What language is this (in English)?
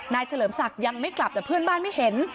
Thai